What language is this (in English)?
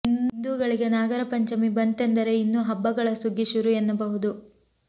Kannada